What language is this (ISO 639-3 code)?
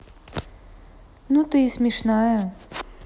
rus